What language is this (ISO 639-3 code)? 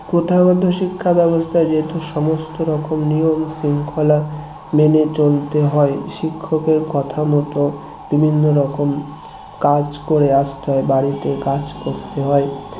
ben